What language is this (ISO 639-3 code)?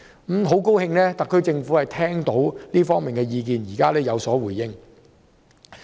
yue